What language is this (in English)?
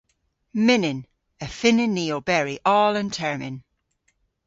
Cornish